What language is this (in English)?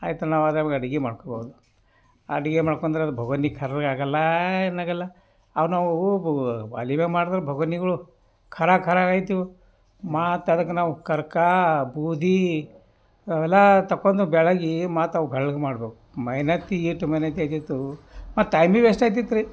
Kannada